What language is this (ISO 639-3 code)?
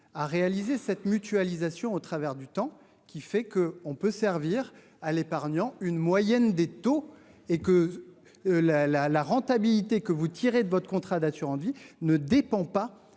fra